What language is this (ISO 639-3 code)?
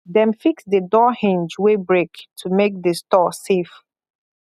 pcm